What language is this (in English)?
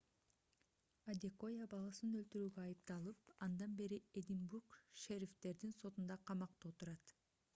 Kyrgyz